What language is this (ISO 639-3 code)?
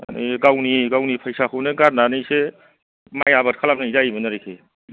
brx